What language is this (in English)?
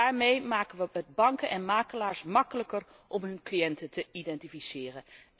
Dutch